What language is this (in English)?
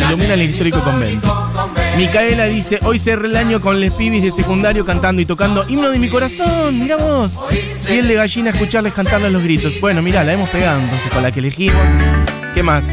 Spanish